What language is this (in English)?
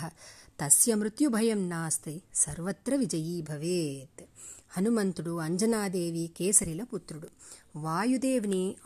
Telugu